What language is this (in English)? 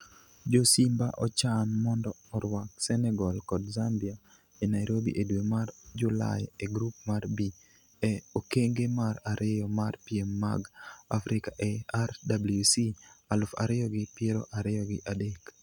Luo (Kenya and Tanzania)